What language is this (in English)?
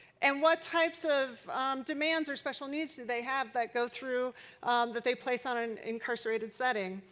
English